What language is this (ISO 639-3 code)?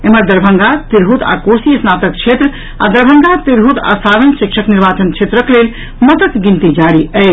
mai